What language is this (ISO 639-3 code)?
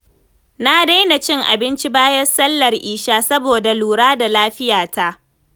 hau